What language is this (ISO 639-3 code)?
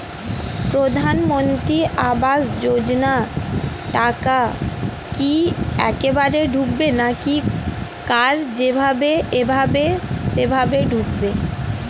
ben